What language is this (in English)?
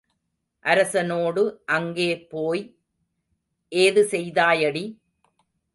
Tamil